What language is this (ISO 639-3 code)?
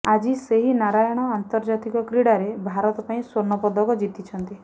ori